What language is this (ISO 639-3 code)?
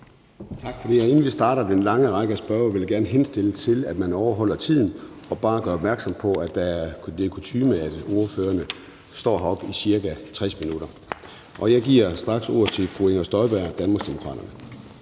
dan